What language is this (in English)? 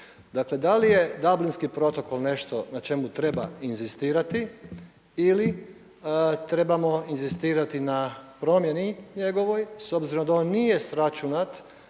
Croatian